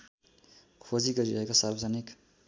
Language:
Nepali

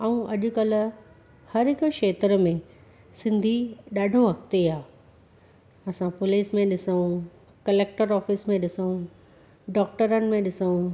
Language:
Sindhi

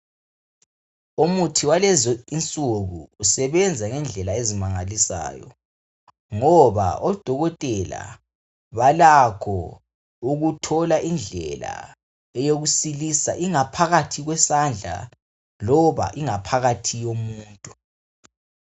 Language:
North Ndebele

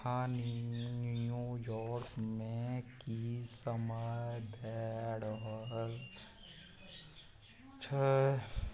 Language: Maithili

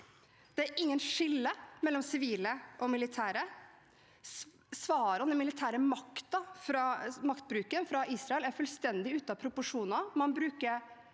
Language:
Norwegian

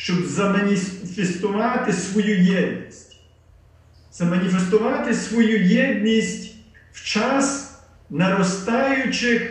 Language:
Ukrainian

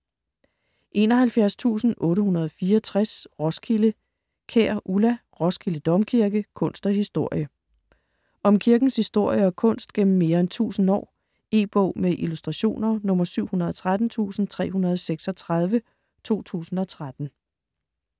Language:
Danish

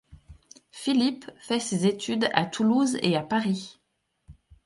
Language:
French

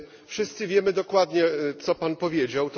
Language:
Polish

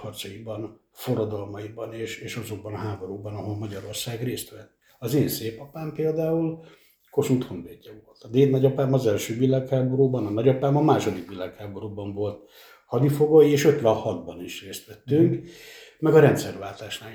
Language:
Hungarian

